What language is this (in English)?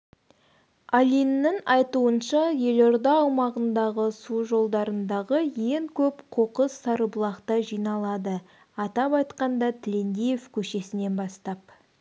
Kazakh